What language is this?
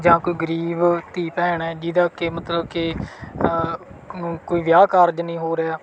Punjabi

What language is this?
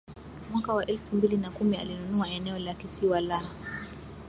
Swahili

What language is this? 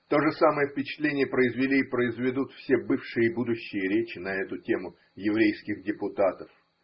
Russian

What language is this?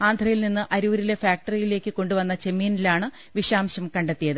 Malayalam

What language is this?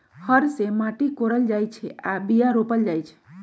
Magahi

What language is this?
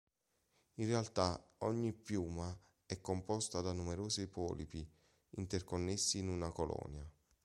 Italian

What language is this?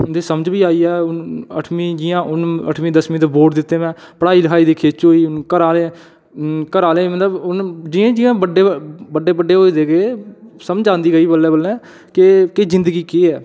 Dogri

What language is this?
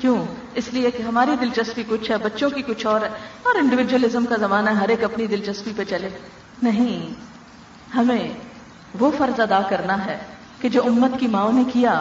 Urdu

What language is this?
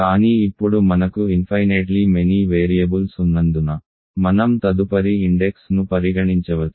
Telugu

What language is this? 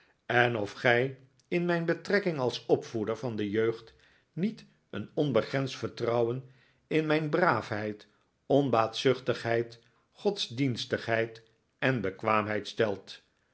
Dutch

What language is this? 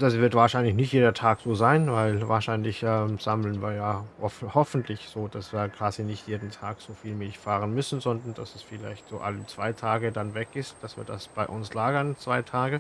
German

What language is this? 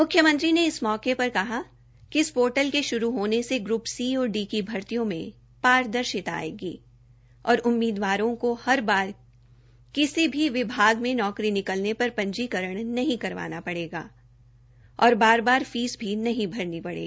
Hindi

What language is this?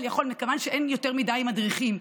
Hebrew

